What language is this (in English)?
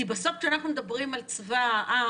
Hebrew